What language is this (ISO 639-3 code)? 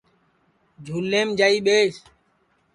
ssi